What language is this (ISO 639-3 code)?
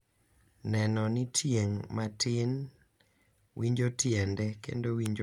luo